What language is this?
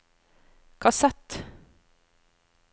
Norwegian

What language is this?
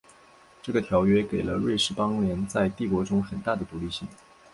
Chinese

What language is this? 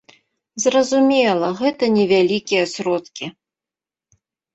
Belarusian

